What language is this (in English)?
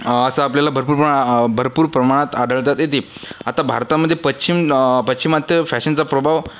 Marathi